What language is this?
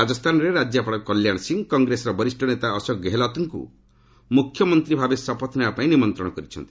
Odia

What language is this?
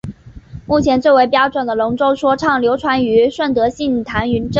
Chinese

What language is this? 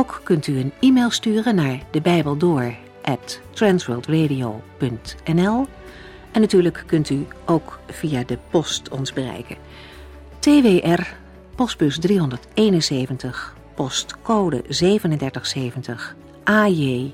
Dutch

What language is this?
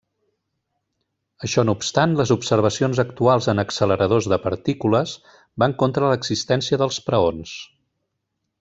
Catalan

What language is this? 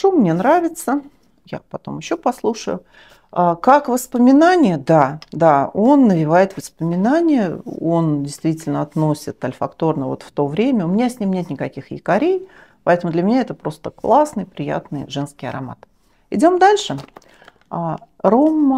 Russian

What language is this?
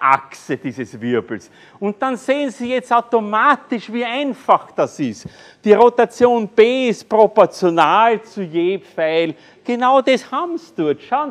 German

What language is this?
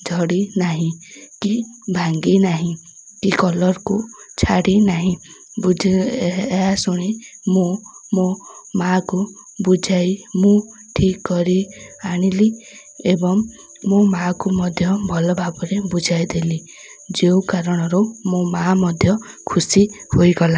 Odia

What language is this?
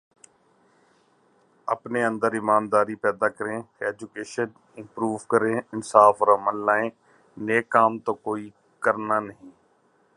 Urdu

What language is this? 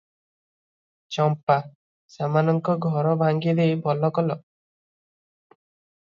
Odia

